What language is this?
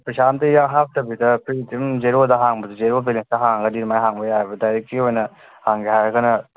Manipuri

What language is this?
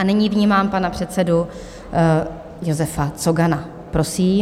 Czech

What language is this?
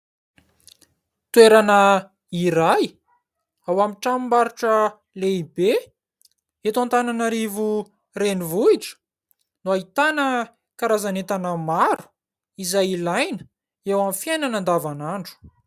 Malagasy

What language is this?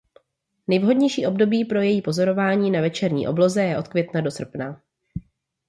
Czech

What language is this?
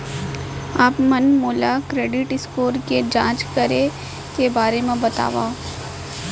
Chhattisgarhi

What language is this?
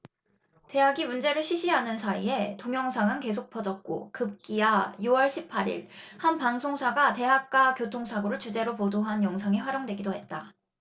Korean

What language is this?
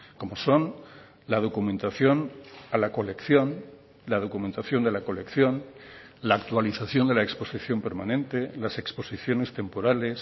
Spanish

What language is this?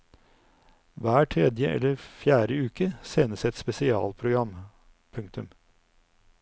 Norwegian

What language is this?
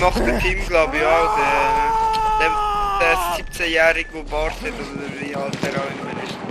German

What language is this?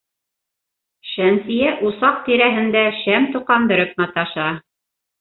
Bashkir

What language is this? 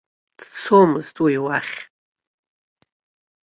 Abkhazian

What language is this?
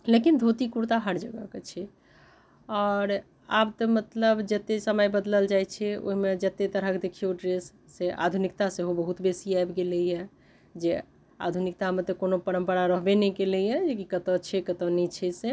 Maithili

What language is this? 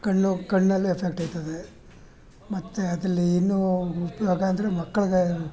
Kannada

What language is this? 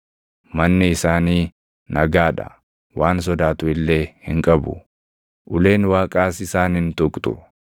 Oromo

